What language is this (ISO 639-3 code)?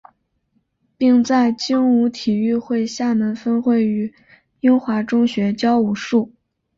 zho